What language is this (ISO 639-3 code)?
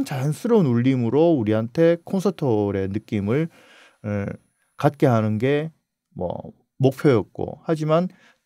kor